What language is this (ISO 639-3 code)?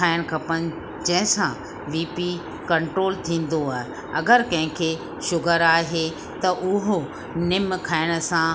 snd